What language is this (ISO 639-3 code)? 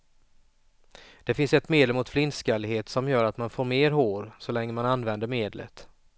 swe